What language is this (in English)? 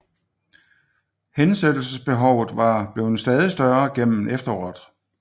Danish